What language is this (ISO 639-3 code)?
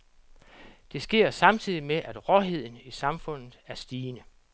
dan